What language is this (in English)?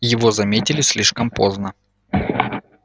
Russian